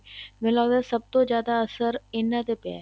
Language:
Punjabi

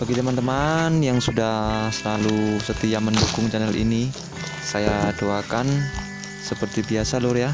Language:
Indonesian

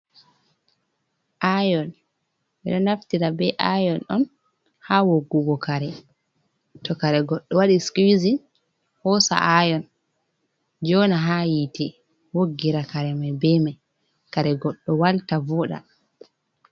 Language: Fula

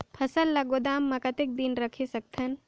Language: Chhattisgarhi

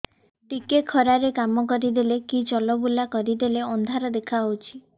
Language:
Odia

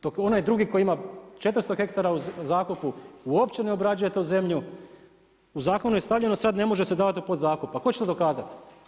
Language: Croatian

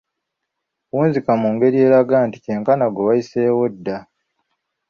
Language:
Ganda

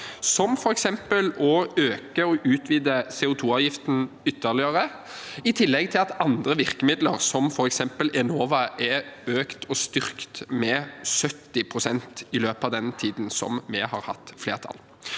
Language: Norwegian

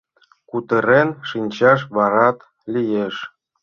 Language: Mari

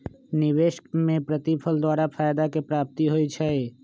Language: Magahi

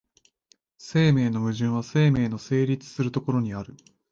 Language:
Japanese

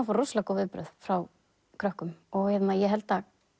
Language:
Icelandic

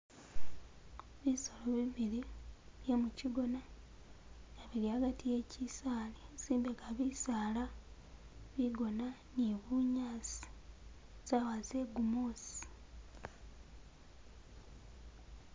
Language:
Masaaba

